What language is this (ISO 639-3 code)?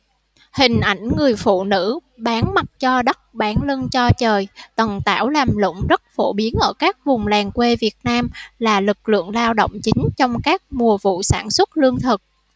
vie